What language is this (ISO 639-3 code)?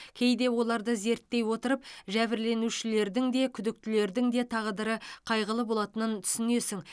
kaz